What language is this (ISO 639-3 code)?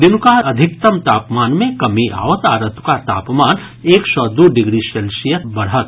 mai